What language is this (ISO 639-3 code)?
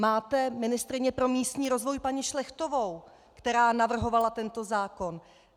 ces